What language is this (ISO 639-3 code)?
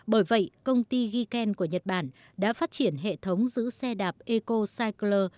vie